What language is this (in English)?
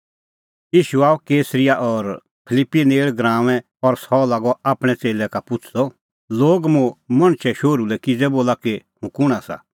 Kullu Pahari